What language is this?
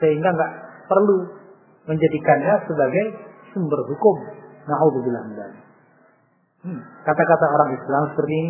Indonesian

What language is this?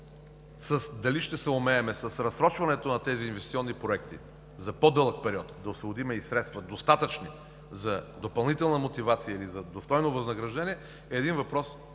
Bulgarian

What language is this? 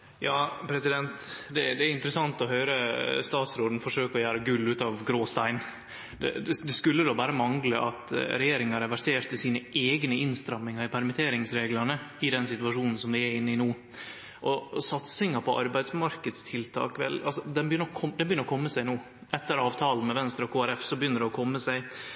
Norwegian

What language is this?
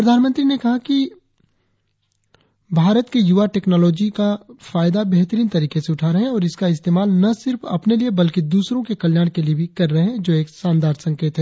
Hindi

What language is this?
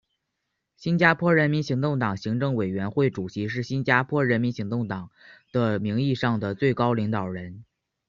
Chinese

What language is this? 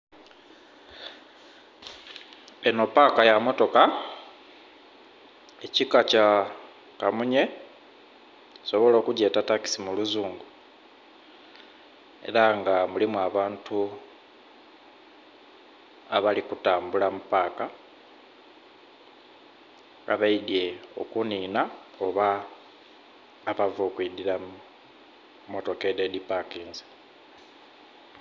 Soga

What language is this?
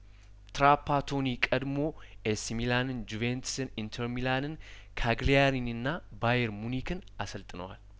Amharic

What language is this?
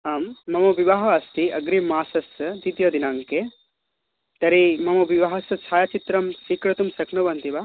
Sanskrit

